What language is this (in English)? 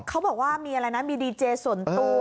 Thai